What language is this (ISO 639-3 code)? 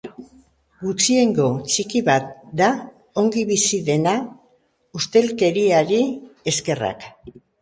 eus